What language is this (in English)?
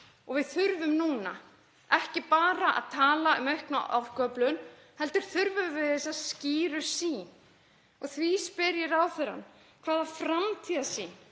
Icelandic